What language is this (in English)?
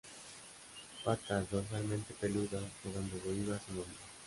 Spanish